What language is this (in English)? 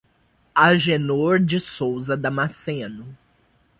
Portuguese